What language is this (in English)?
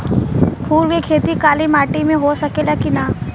Bhojpuri